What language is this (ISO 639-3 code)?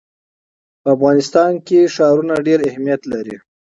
pus